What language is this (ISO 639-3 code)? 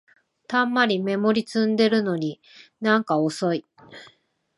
jpn